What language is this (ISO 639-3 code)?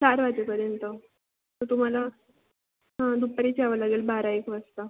mar